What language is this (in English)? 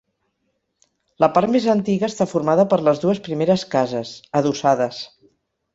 Catalan